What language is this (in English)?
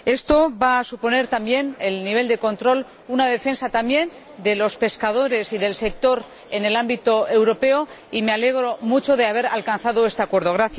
Spanish